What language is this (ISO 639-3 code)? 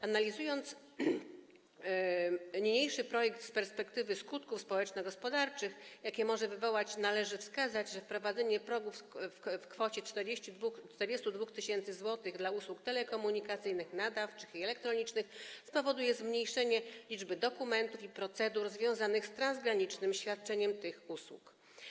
pol